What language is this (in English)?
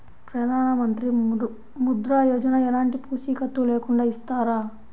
Telugu